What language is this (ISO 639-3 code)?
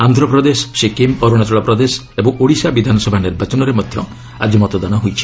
ori